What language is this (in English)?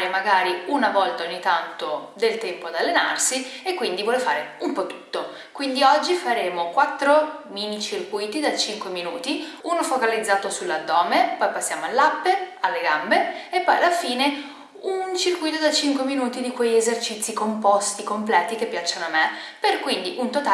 Italian